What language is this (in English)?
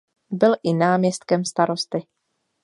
Czech